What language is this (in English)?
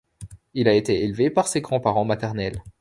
French